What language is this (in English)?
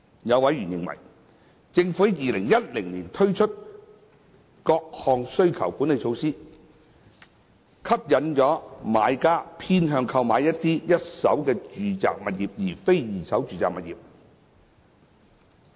Cantonese